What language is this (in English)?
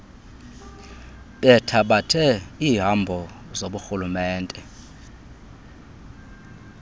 Xhosa